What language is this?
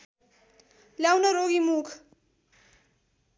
Nepali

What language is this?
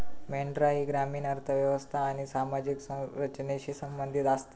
Marathi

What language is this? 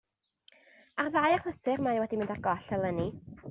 Welsh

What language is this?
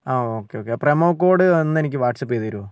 Malayalam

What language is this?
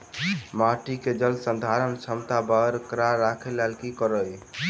Maithili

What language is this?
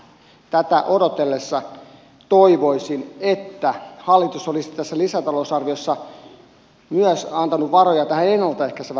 Finnish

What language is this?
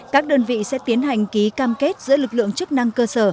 Vietnamese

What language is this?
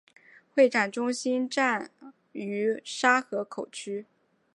Chinese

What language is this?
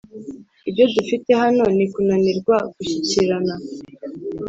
Kinyarwanda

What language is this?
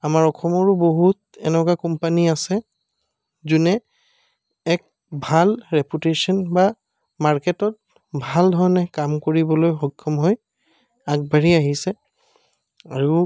Assamese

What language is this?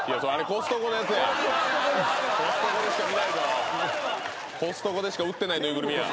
Japanese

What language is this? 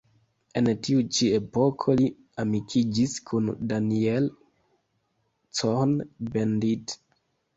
Esperanto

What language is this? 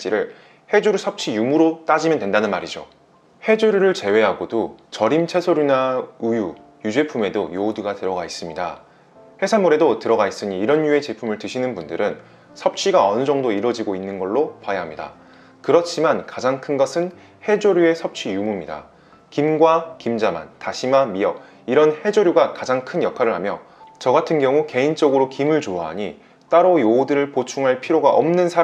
Korean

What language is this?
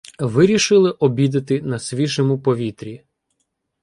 Ukrainian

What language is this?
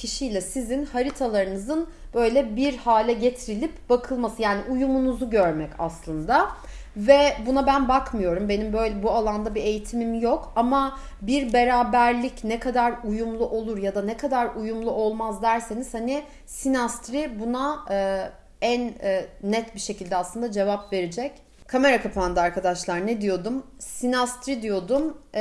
Turkish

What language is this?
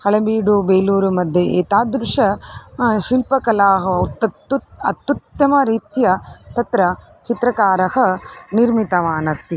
Sanskrit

